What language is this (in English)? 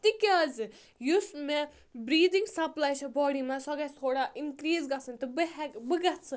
Kashmiri